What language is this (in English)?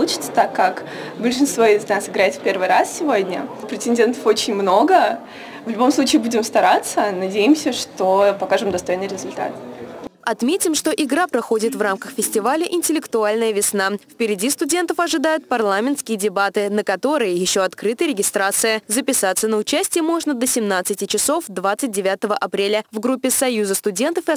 Russian